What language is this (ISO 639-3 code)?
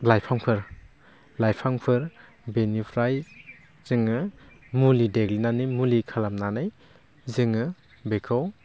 brx